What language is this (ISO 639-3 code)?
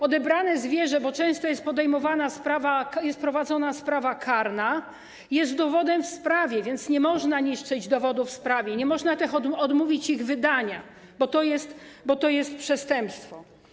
pol